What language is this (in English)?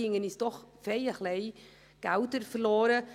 Swiss German